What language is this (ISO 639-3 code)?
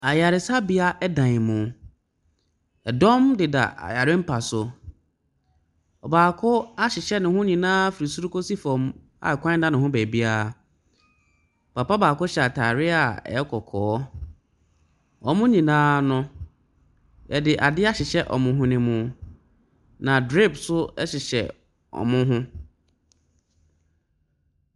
aka